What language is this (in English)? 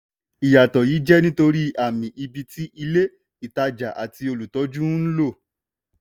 Yoruba